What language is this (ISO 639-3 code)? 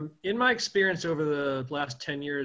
heb